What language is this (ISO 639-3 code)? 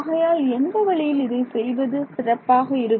tam